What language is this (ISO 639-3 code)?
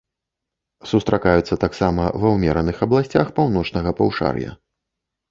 bel